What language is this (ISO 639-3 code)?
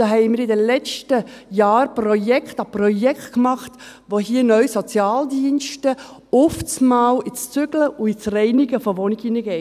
gsw